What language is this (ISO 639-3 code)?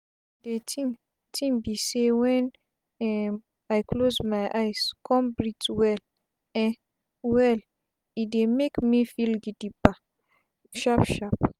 pcm